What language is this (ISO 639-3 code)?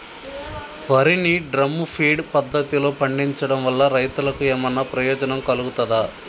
tel